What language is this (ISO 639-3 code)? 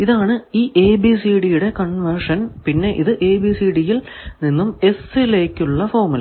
mal